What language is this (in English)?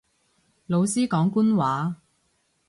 Cantonese